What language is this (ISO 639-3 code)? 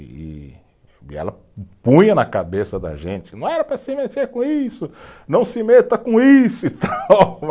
por